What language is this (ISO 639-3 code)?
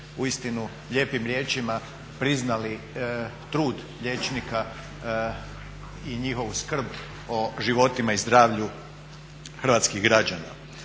hrv